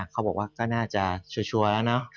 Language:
Thai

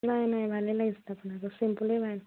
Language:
Assamese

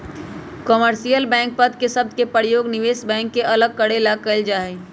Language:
Magahi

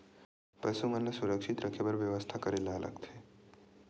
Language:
Chhattisgarhi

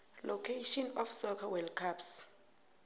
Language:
South Ndebele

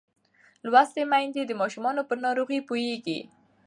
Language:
Pashto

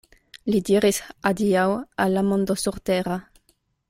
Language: Esperanto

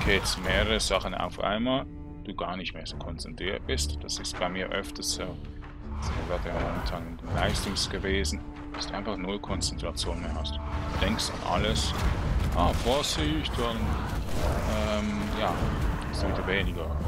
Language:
German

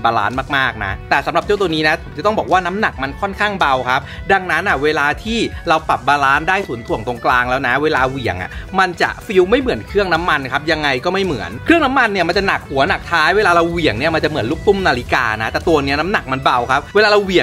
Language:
Thai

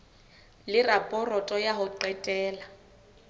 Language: Southern Sotho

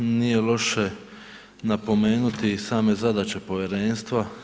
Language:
Croatian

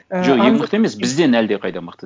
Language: Kazakh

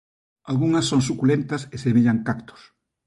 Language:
Galician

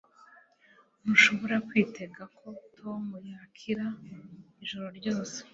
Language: Kinyarwanda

